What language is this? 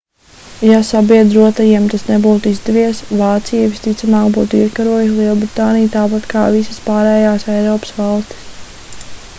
Latvian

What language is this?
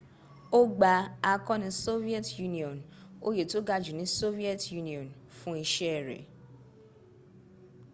Yoruba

